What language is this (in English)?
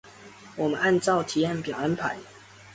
Chinese